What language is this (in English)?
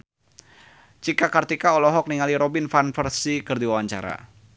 Sundanese